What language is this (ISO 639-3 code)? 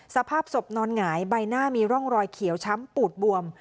tha